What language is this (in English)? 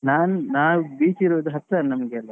Kannada